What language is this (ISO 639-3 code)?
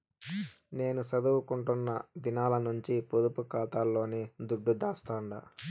tel